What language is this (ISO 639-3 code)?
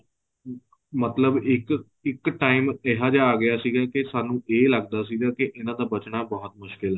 pan